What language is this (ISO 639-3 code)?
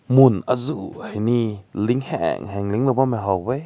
nbu